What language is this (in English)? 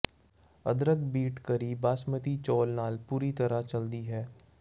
Punjabi